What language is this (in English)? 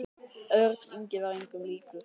Icelandic